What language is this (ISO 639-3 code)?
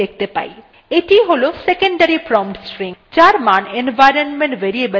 ben